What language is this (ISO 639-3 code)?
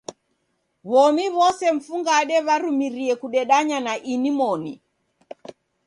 dav